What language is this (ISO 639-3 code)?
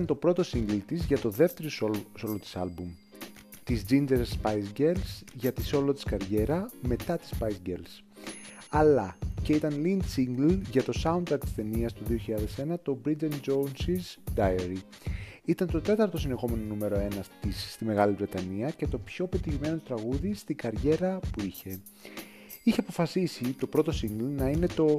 ell